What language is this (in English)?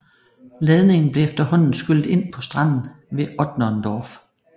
Danish